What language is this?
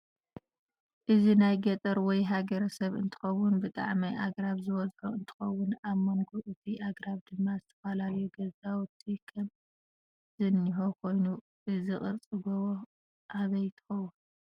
Tigrinya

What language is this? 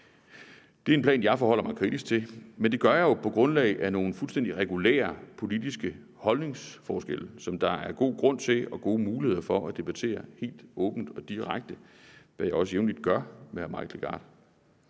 Danish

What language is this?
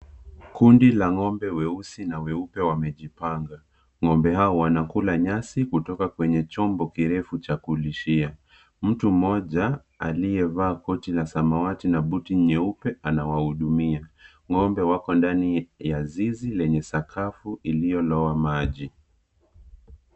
Swahili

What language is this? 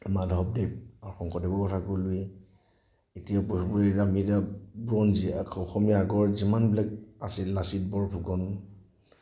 Assamese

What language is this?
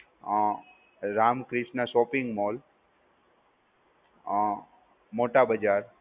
Gujarati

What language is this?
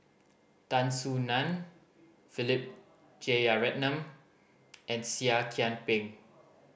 English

